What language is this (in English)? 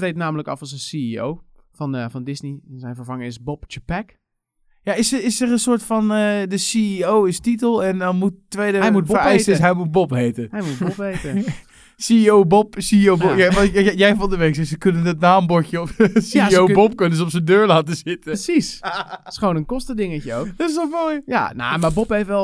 Dutch